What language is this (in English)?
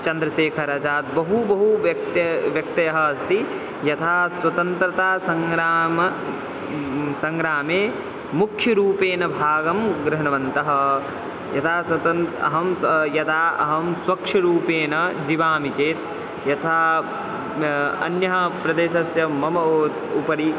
Sanskrit